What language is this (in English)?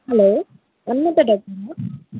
Kannada